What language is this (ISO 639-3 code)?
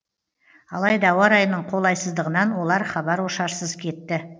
kaz